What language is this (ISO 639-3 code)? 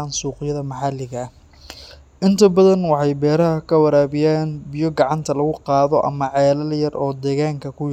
som